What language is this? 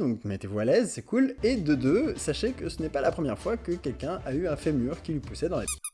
French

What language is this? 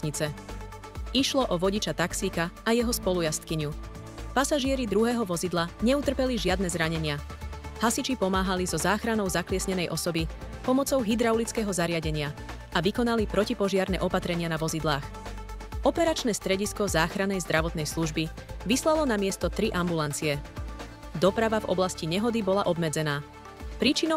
Slovak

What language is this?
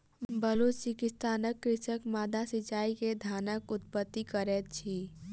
Maithili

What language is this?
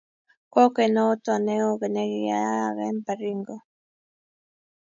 Kalenjin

